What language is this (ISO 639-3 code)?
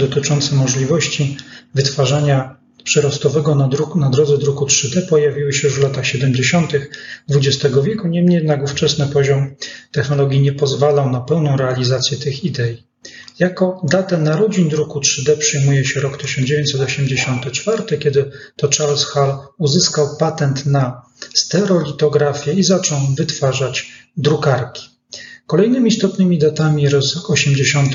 pol